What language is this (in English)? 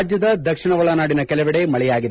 Kannada